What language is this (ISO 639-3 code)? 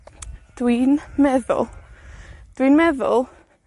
cym